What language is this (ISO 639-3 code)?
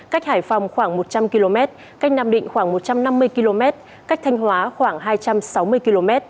vie